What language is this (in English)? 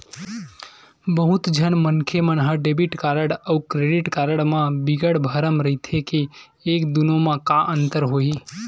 Chhattisgarhi